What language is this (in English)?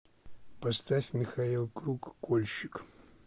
Russian